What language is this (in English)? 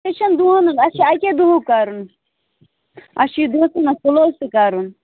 Kashmiri